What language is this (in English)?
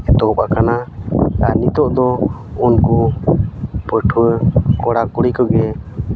Santali